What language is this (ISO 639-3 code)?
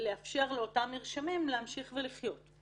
heb